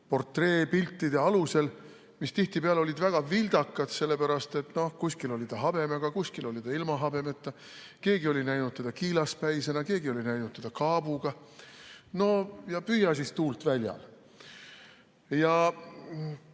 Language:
Estonian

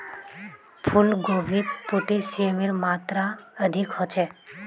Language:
Magahi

